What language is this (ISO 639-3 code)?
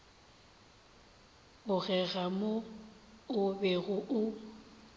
nso